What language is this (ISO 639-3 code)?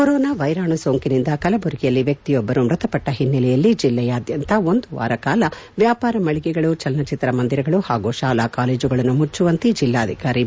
kan